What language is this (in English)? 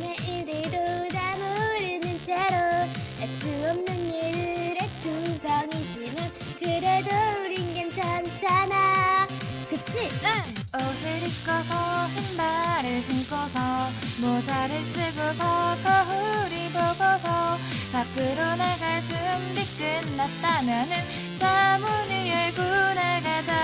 Korean